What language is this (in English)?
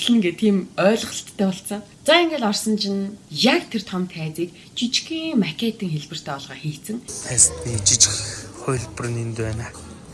Turkish